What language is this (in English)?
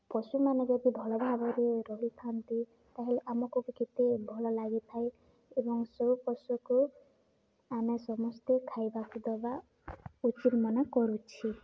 Odia